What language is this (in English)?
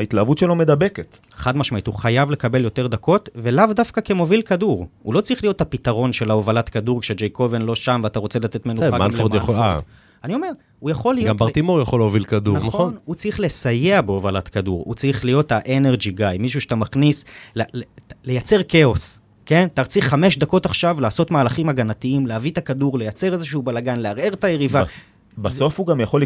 Hebrew